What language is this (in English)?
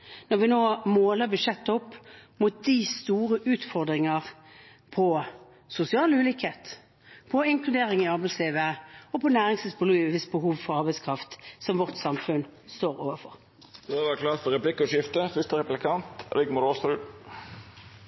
Norwegian